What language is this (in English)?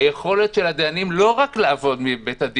Hebrew